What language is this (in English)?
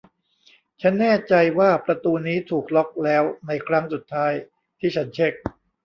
Thai